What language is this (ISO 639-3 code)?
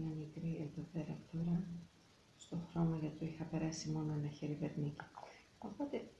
ell